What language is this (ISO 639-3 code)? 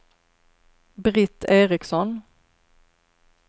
swe